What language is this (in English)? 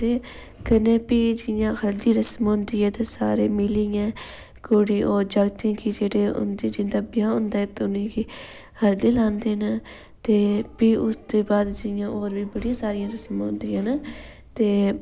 Dogri